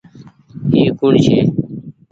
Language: Goaria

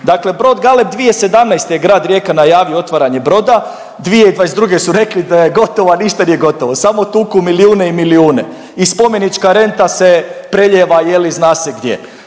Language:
Croatian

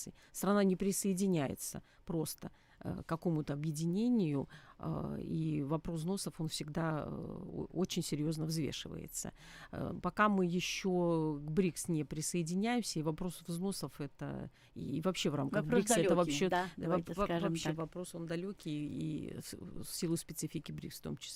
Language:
Russian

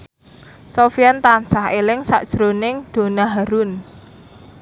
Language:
Javanese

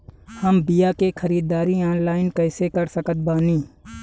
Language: Bhojpuri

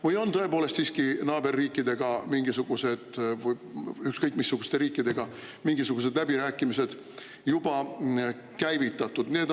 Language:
Estonian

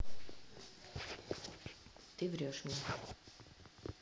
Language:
Russian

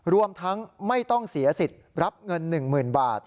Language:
Thai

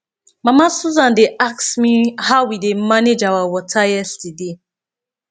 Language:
Nigerian Pidgin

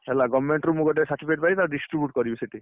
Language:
Odia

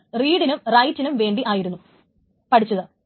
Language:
Malayalam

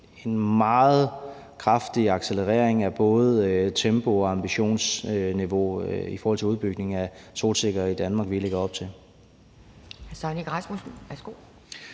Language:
Danish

